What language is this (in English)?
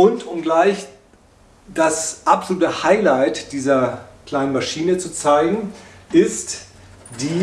German